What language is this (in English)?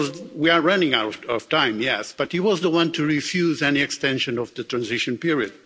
English